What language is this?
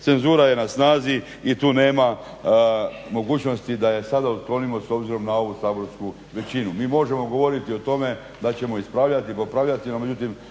Croatian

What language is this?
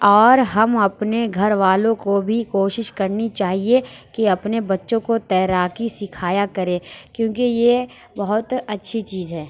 Urdu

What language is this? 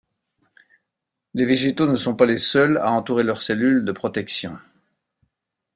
French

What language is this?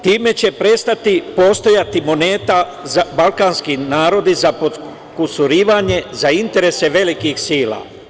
Serbian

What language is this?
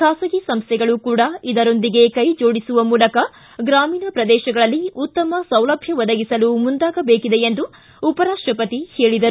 Kannada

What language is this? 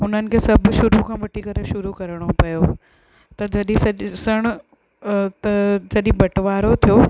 Sindhi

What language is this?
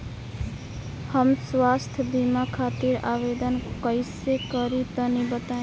Bhojpuri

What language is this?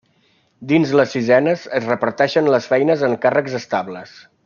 Catalan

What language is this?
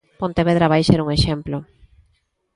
Galician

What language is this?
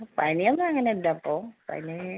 Malayalam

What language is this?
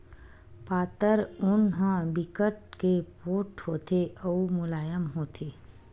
Chhattisgarhi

